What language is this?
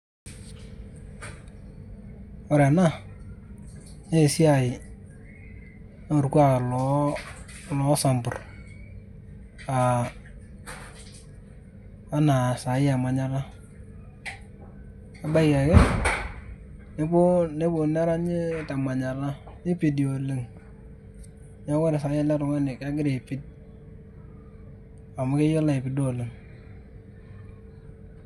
Masai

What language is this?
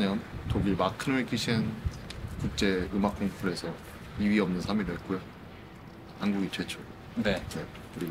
Korean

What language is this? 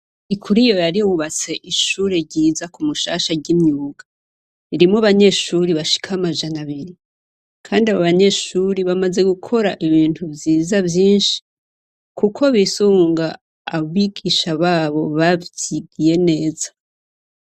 Rundi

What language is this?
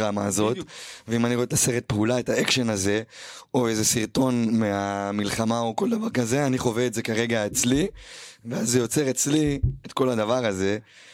Hebrew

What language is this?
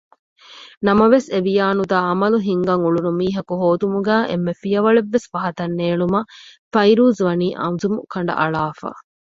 Divehi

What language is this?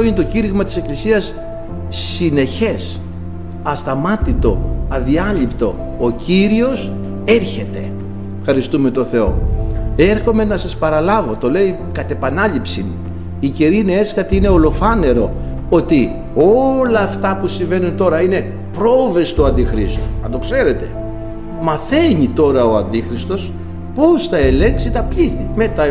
Greek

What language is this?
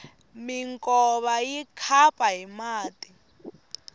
Tsonga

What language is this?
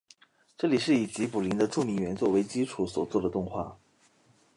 Chinese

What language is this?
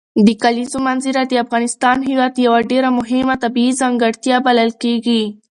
Pashto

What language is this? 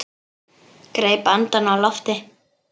Icelandic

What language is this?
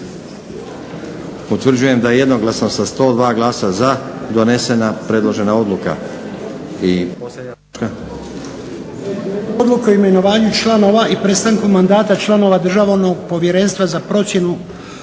Croatian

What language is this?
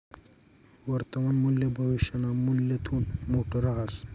Marathi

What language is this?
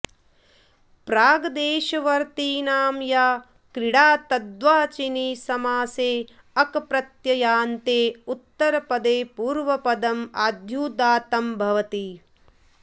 Sanskrit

